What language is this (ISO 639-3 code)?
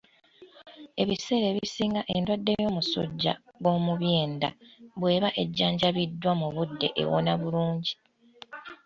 lug